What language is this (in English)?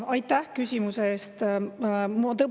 Estonian